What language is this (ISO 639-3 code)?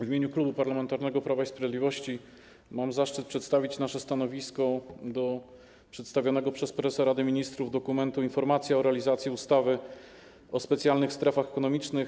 pol